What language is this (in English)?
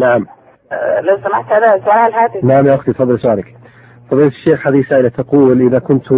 Arabic